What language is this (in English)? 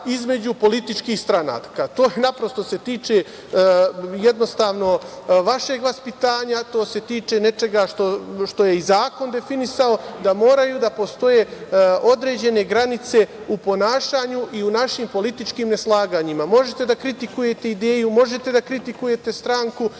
Serbian